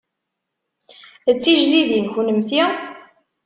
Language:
Kabyle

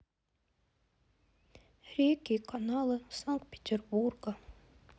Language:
Russian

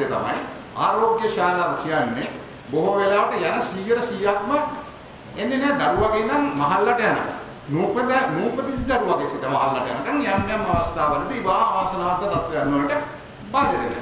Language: Indonesian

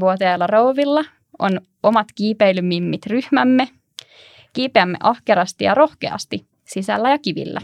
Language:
Finnish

